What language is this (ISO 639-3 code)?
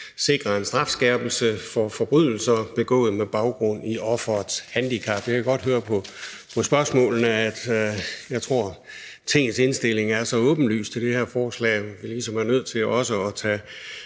dan